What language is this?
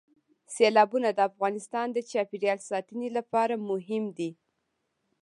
Pashto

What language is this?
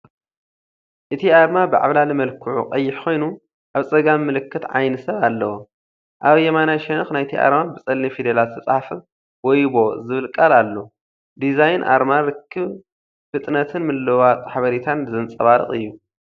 Tigrinya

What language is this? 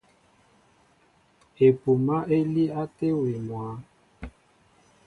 Mbo (Cameroon)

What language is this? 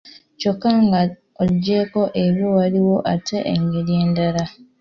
Ganda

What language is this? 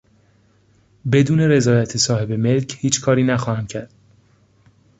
Persian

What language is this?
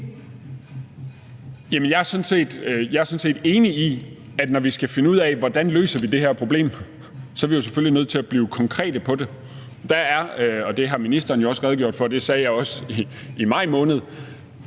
Danish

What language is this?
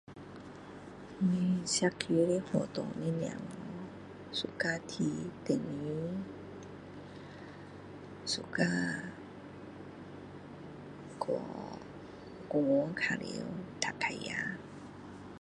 Min Dong Chinese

